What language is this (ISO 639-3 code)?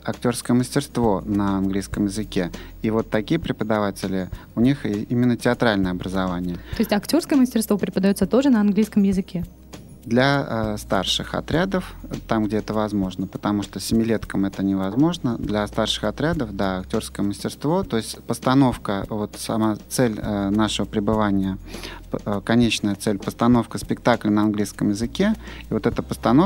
rus